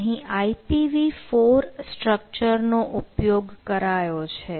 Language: Gujarati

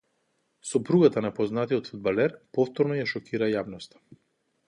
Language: Macedonian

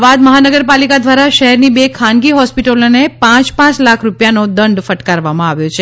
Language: Gujarati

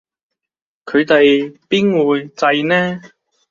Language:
Cantonese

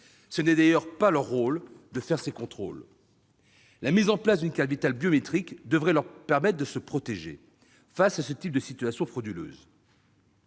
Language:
French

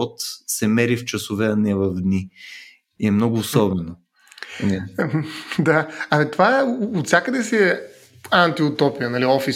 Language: Bulgarian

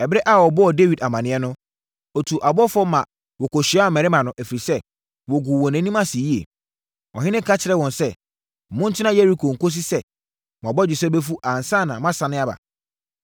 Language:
Akan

